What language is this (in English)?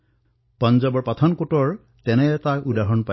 Assamese